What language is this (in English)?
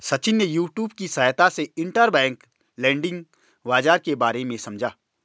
Hindi